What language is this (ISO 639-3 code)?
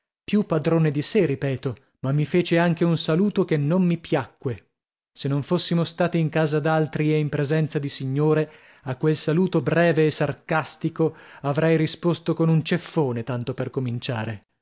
ita